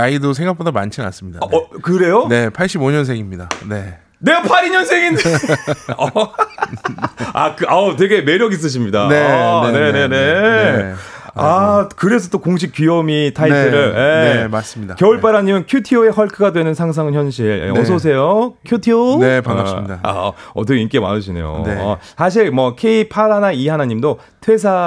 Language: Korean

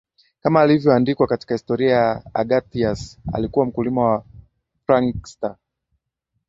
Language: Swahili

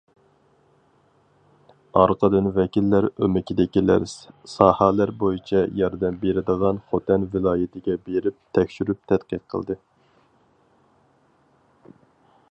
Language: Uyghur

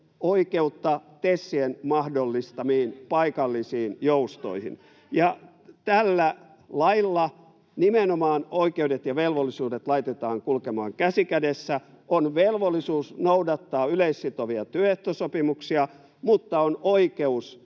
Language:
Finnish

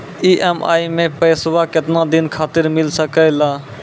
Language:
Maithili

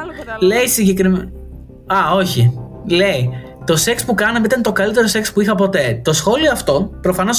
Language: Greek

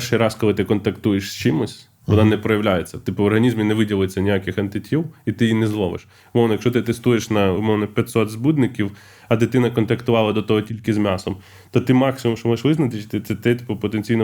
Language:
Ukrainian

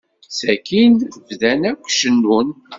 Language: Kabyle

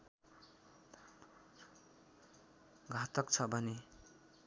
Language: Nepali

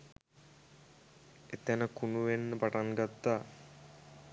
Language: Sinhala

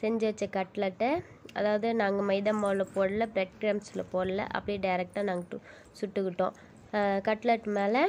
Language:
Romanian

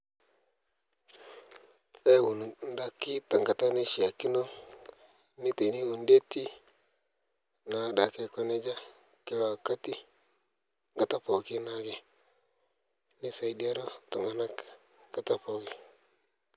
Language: Masai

